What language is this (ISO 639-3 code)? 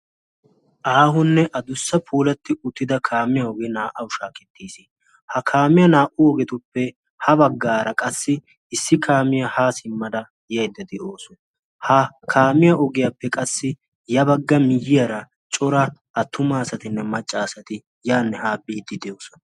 wal